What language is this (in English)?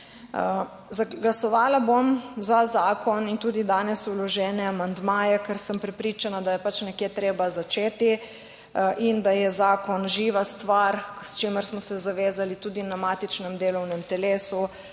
Slovenian